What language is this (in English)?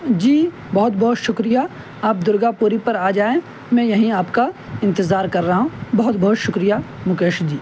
Urdu